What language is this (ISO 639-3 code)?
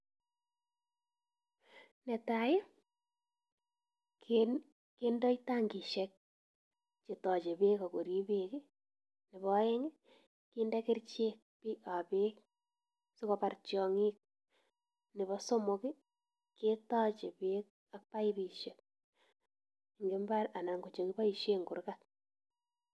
kln